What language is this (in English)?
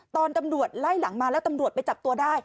Thai